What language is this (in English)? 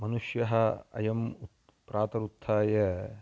Sanskrit